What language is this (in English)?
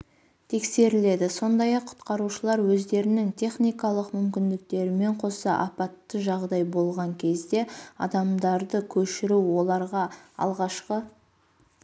Kazakh